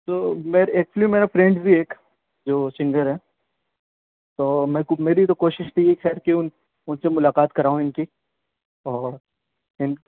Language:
Urdu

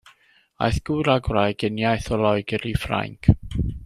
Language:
Welsh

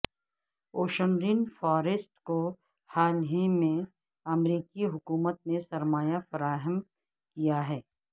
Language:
Urdu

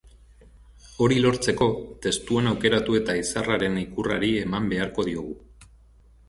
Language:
Basque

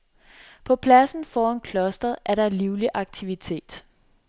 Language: Danish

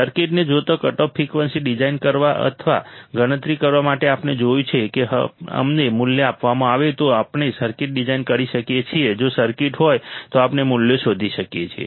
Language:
Gujarati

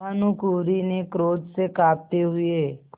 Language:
Hindi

